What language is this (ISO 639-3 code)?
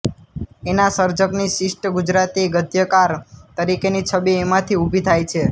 guj